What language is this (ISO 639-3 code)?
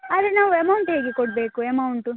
kan